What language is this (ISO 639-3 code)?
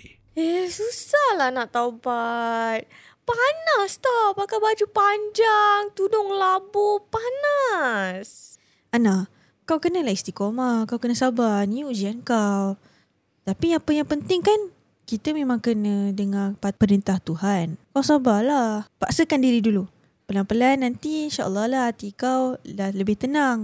msa